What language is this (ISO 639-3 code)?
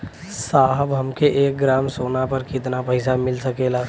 bho